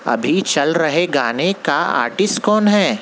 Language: Urdu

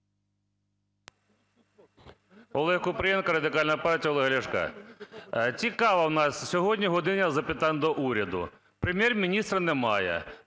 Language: Ukrainian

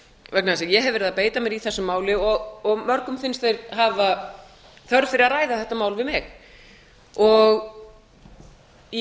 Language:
Icelandic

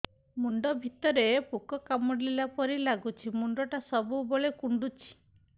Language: Odia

